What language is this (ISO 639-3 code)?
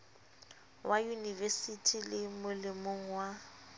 sot